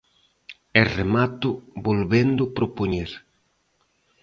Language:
Galician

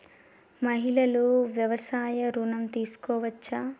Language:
Telugu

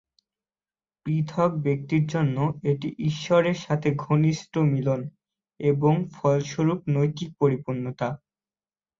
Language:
Bangla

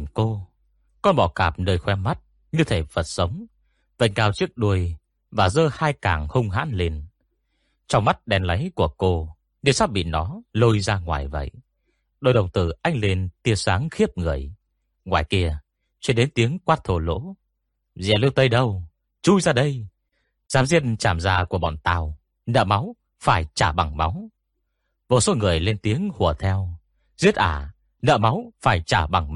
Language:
Vietnamese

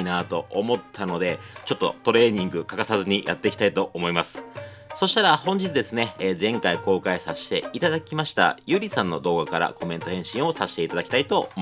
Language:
Japanese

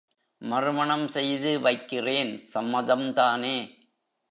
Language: Tamil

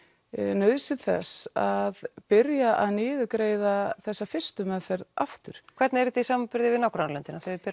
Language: Icelandic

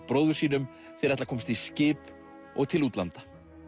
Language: Icelandic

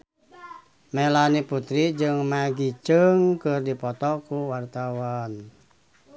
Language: Sundanese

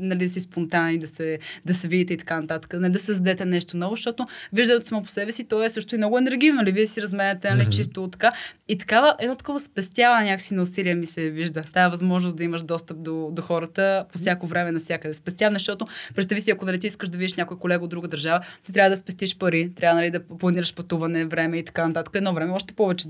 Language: Bulgarian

